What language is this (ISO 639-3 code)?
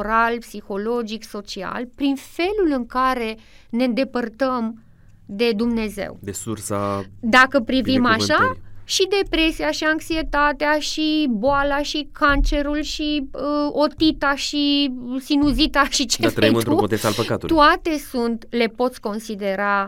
ron